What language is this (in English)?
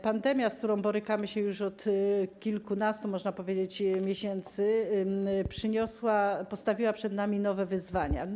Polish